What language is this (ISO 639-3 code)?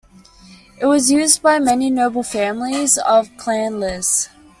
eng